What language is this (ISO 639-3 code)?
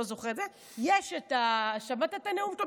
heb